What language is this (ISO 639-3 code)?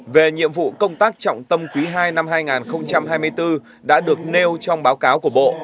vie